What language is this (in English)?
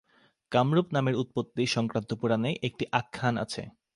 Bangla